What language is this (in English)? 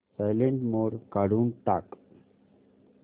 Marathi